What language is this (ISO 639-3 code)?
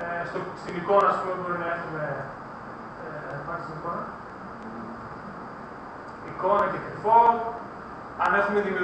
ell